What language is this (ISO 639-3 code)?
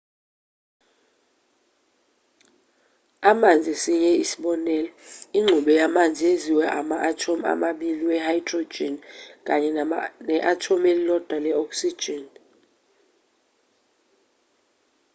zul